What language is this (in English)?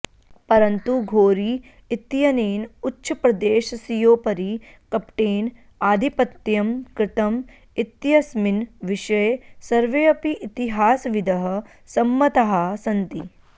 Sanskrit